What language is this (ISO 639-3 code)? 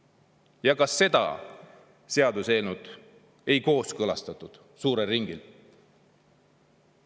est